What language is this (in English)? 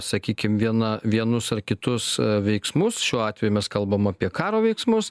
Lithuanian